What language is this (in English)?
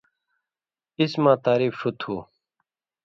Indus Kohistani